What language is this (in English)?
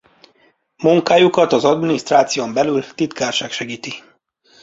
Hungarian